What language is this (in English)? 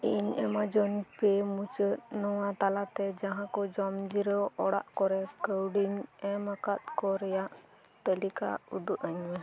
Santali